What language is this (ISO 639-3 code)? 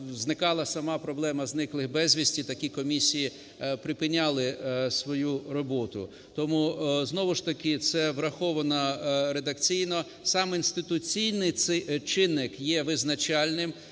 ukr